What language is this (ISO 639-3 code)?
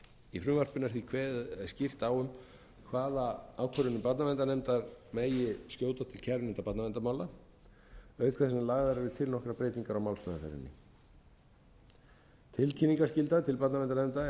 isl